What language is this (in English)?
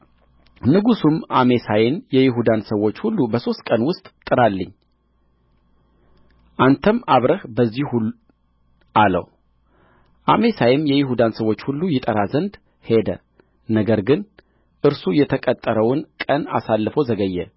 Amharic